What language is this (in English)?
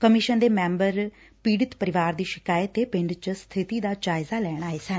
Punjabi